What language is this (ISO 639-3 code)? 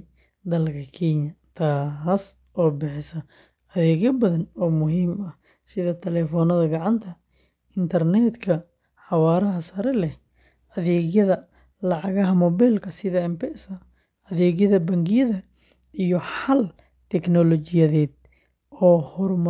som